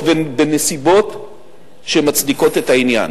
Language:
Hebrew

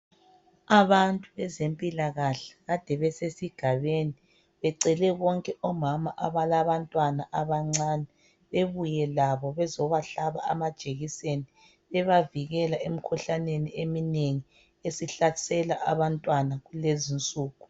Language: North Ndebele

